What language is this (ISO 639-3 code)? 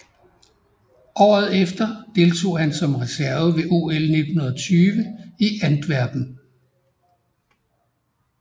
dan